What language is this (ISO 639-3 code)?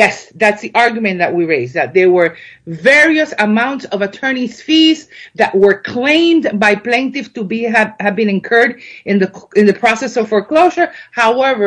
eng